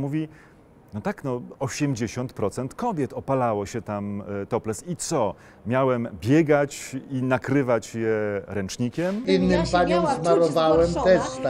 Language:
Polish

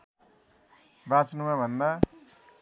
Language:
Nepali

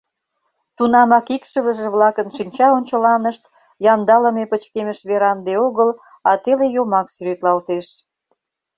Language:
Mari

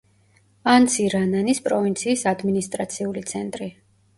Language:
Georgian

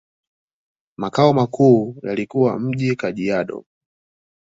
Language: Swahili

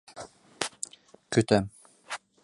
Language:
Bashkir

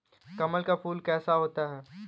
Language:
Hindi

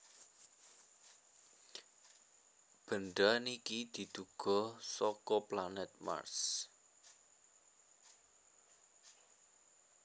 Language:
Javanese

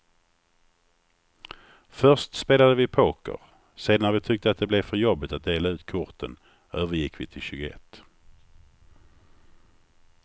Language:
Swedish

